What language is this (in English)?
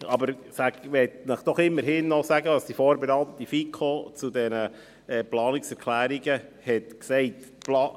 Swiss German